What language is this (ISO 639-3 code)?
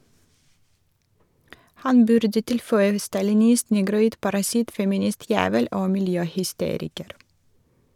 nor